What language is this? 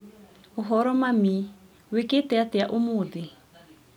Kikuyu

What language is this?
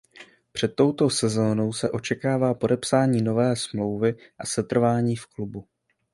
Czech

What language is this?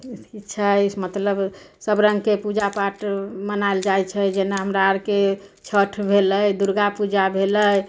Maithili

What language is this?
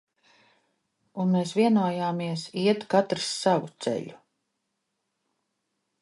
Latvian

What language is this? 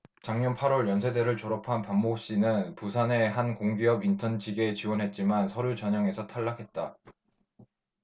Korean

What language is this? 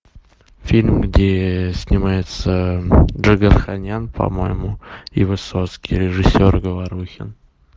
Russian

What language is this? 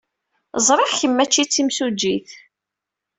Kabyle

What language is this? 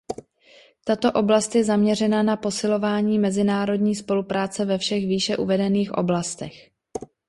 Czech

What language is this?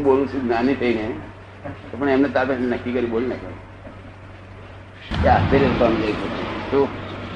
Gujarati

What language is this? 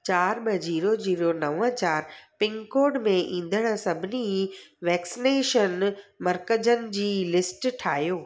Sindhi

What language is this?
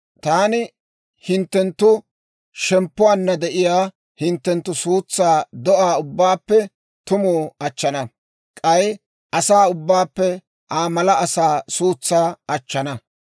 Dawro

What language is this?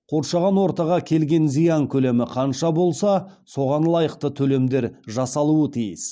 Kazakh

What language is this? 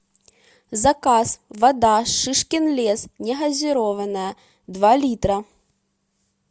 Russian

